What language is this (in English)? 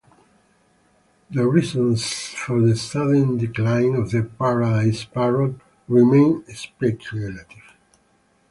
English